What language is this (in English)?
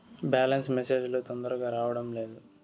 Telugu